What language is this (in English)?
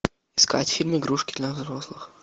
Russian